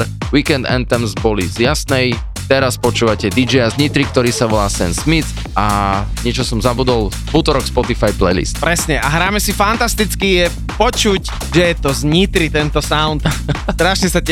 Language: Slovak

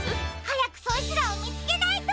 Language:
Japanese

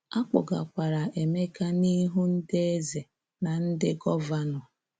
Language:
Igbo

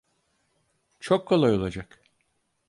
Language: Turkish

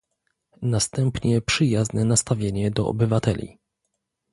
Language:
Polish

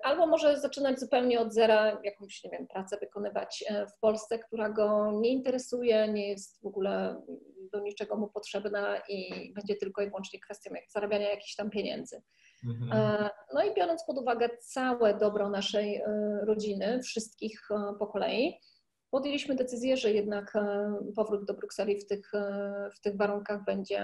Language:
Polish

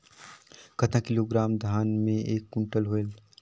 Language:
Chhattisgarhi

